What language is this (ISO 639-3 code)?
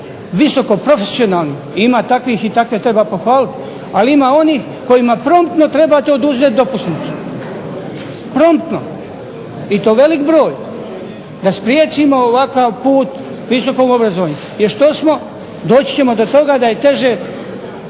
hrv